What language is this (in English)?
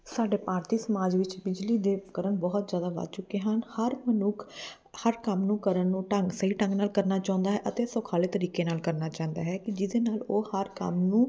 Punjabi